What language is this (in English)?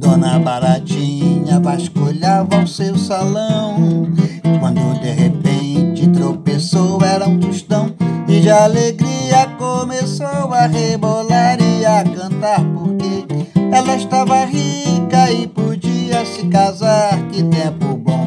Portuguese